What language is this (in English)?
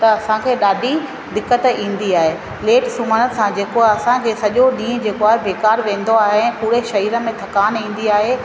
Sindhi